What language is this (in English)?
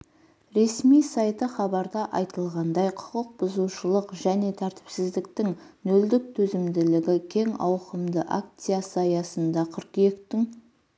Kazakh